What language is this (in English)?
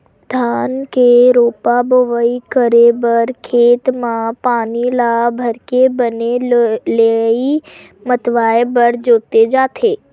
Chhattisgarhi